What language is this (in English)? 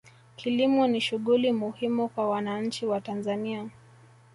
Swahili